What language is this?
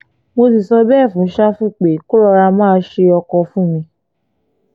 Yoruba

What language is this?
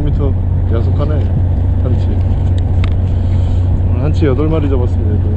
Korean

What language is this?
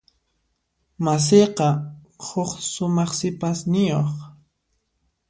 Puno Quechua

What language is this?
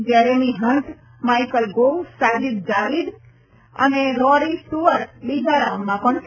Gujarati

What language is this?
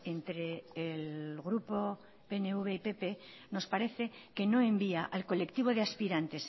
Spanish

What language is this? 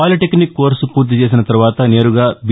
Telugu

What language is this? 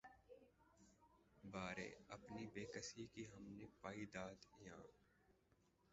Urdu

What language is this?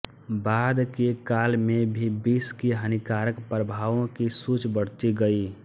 Hindi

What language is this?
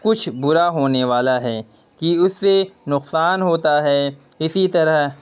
Urdu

